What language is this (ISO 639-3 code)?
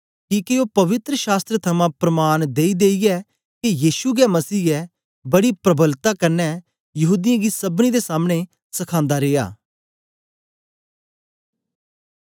doi